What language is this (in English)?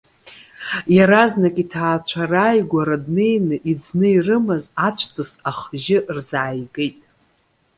Abkhazian